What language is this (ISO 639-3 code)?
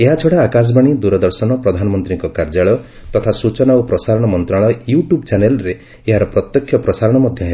ori